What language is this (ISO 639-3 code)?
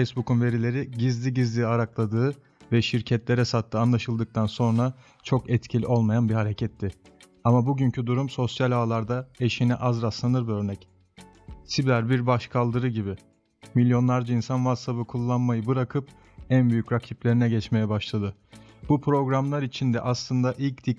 tur